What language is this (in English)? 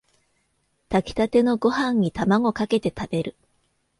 Japanese